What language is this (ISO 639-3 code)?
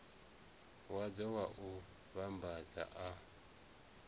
ven